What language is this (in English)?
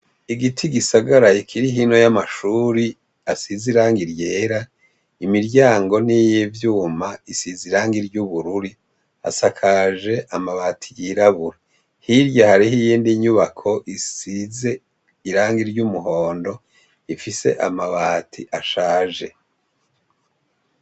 Rundi